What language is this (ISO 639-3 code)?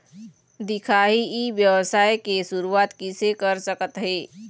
hne